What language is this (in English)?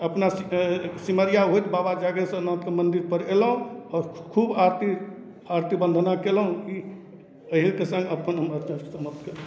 Maithili